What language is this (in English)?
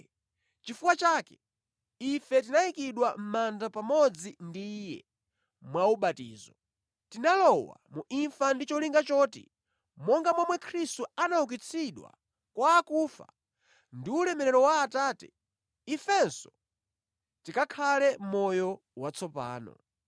Nyanja